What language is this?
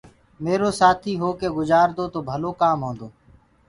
Gurgula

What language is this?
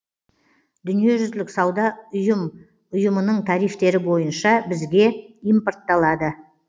Kazakh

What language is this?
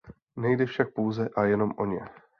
Czech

